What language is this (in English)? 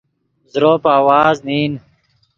Yidgha